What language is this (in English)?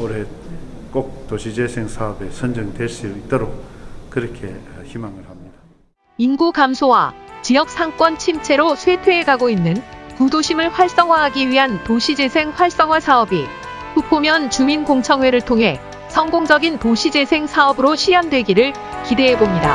Korean